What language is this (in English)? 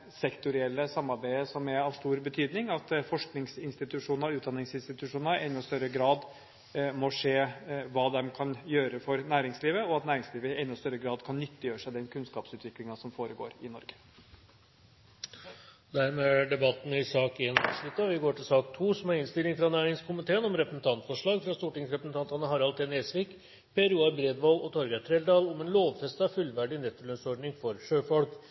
Norwegian Bokmål